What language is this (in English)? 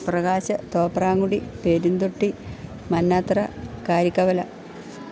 Malayalam